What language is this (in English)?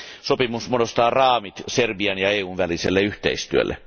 Finnish